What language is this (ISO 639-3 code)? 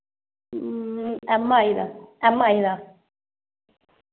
doi